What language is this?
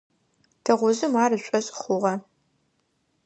Adyghe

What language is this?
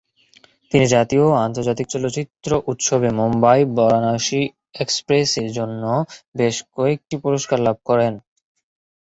Bangla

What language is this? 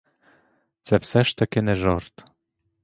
Ukrainian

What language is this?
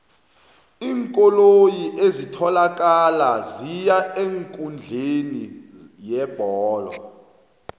South Ndebele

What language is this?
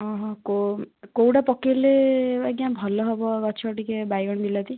Odia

